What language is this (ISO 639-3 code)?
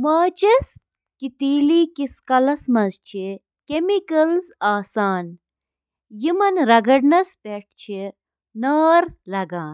kas